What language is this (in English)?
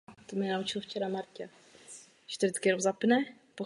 Czech